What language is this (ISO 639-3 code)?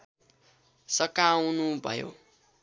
nep